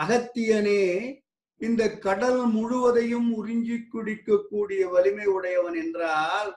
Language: Tamil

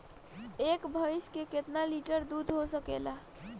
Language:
Bhojpuri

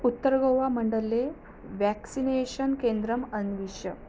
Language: Sanskrit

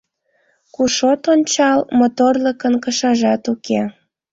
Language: Mari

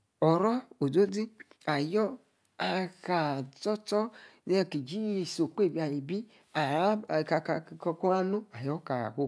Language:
Yace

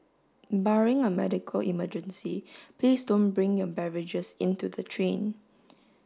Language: English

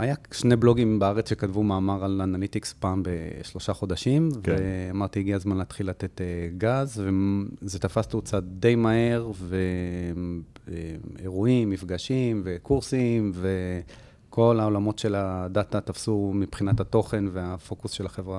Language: Hebrew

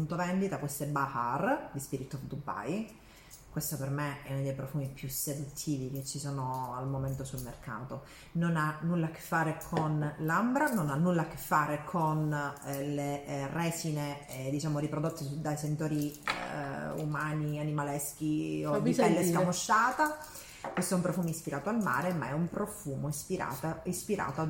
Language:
Italian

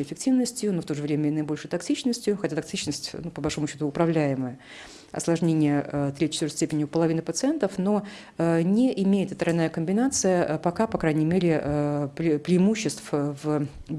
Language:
Russian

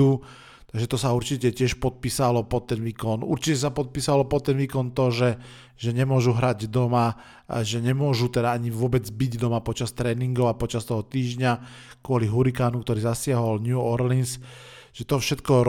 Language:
Slovak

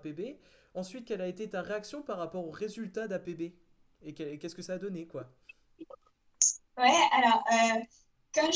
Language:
French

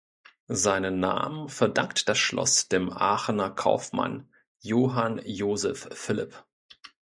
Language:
German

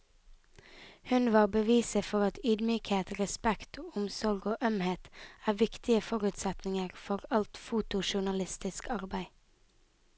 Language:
Norwegian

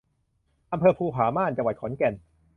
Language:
Thai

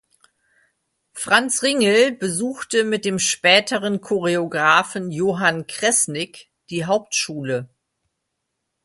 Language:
German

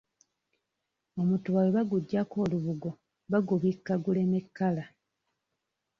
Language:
Ganda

